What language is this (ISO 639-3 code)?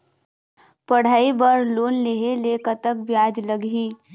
hne